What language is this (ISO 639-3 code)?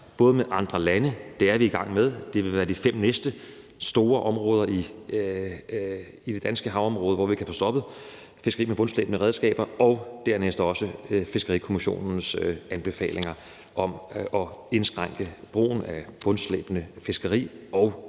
dan